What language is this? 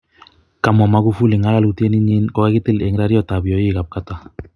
Kalenjin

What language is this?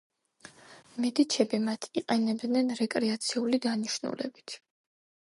Georgian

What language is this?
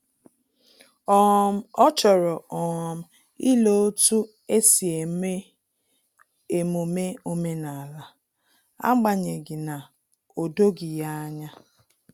Igbo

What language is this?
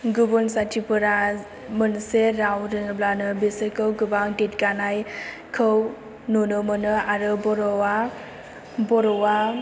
Bodo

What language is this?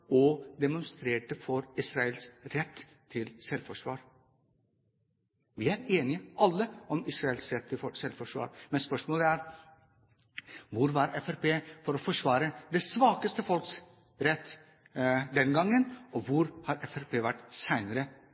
Norwegian Bokmål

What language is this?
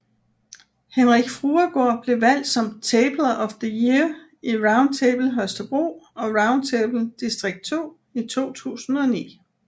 Danish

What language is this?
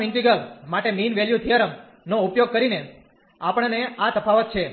Gujarati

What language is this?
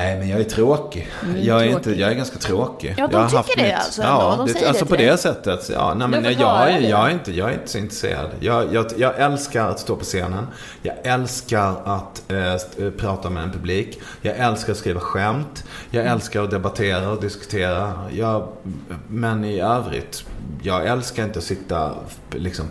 Swedish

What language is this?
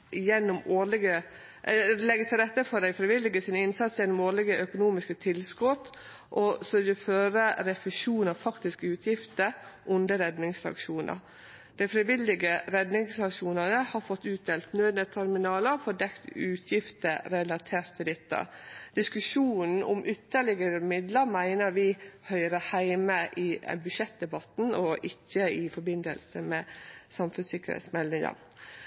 Norwegian Nynorsk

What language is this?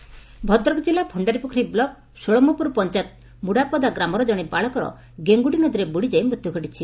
Odia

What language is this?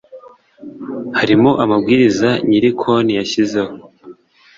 Kinyarwanda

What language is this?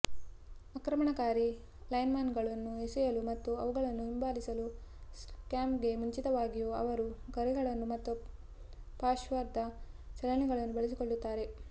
Kannada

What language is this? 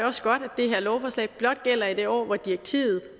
Danish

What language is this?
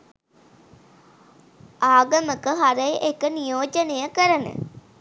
Sinhala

